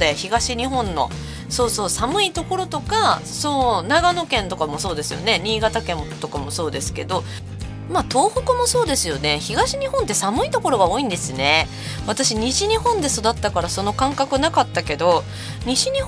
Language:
Japanese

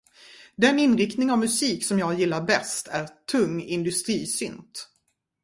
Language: Swedish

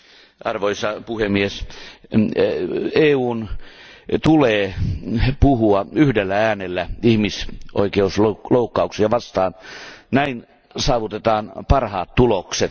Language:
Finnish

